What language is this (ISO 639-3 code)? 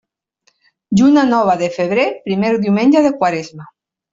cat